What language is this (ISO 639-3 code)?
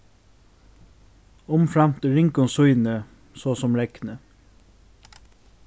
fao